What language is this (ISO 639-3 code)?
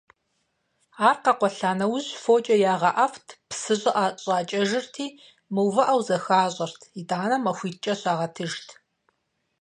kbd